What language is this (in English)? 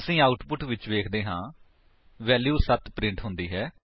Punjabi